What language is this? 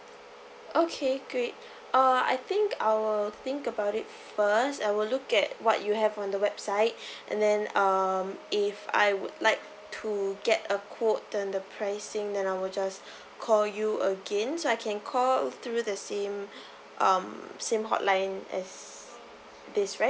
English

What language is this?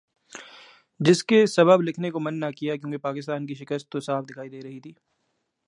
Urdu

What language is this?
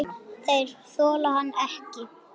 Icelandic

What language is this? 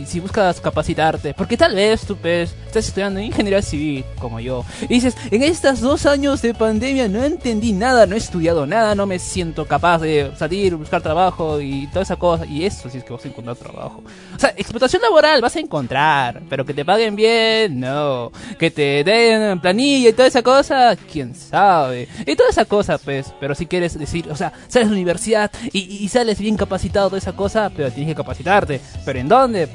Spanish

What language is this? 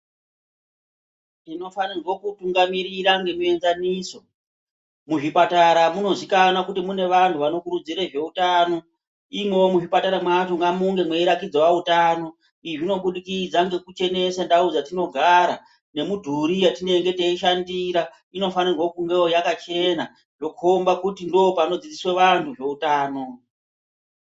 Ndau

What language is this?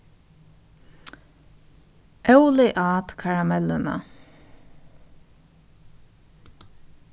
Faroese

